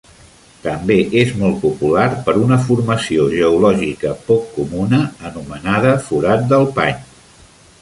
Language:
Catalan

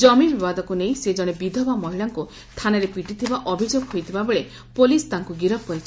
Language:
Odia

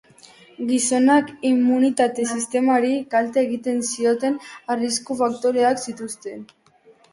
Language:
Basque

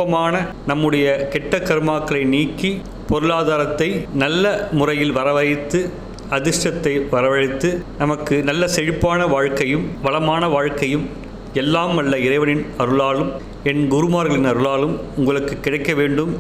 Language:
Tamil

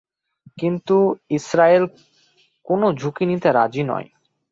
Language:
Bangla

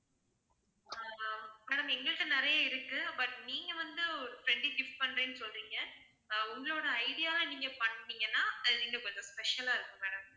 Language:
Tamil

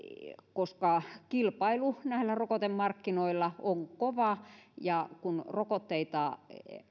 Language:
Finnish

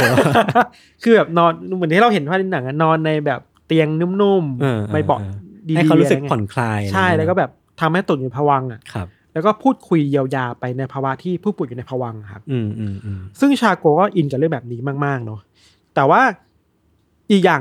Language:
Thai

